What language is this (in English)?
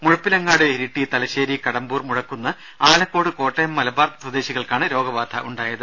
Malayalam